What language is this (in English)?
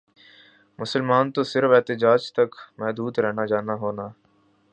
Urdu